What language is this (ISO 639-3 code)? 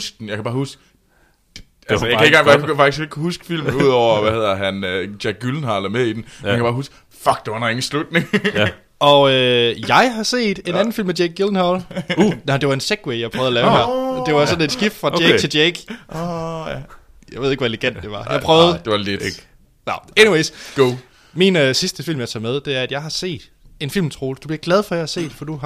dan